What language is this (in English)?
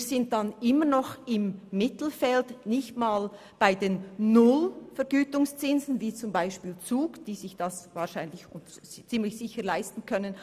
Swiss German